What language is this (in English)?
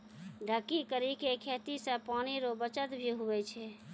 Maithili